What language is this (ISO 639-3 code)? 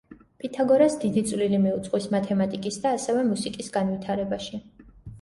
kat